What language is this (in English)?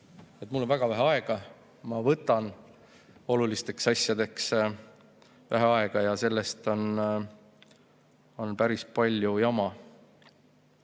Estonian